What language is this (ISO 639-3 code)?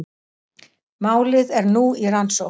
isl